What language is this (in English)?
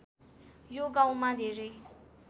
Nepali